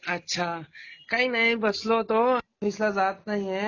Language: Marathi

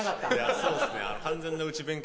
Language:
Japanese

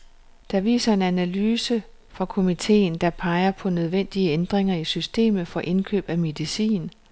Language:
Danish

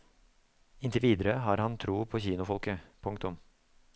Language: Norwegian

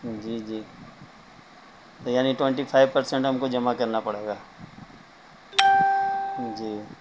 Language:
Urdu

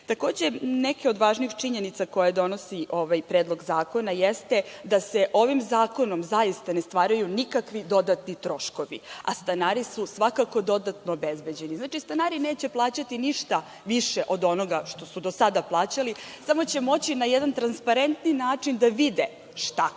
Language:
Serbian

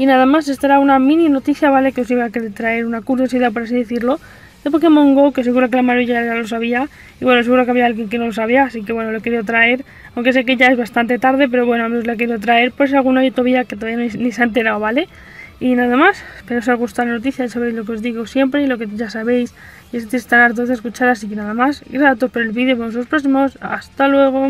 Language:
Spanish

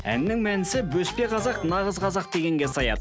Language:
Kazakh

